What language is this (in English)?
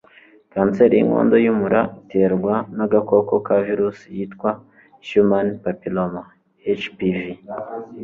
Kinyarwanda